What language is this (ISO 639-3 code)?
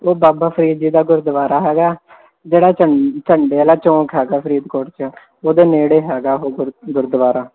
pan